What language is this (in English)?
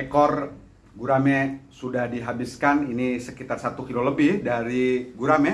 Indonesian